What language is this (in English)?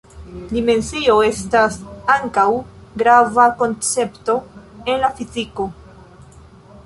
Esperanto